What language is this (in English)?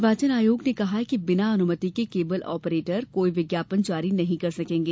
Hindi